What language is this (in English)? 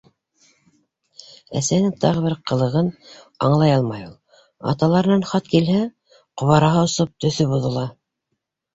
Bashkir